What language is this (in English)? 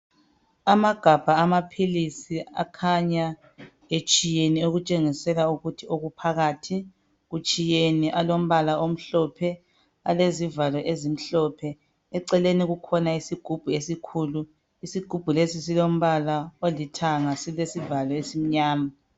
North Ndebele